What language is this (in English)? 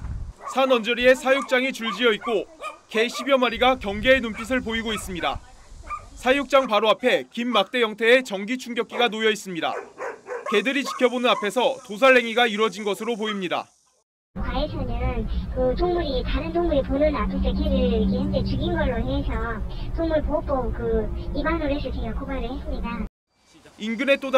Korean